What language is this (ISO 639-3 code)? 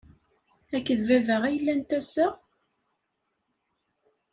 kab